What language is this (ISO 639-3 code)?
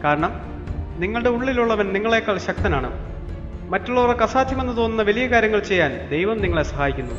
mal